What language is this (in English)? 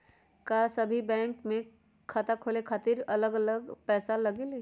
Magahi